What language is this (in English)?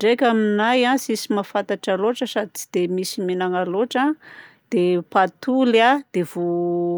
Southern Betsimisaraka Malagasy